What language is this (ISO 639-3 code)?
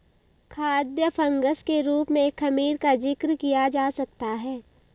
hin